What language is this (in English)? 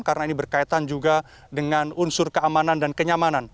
Indonesian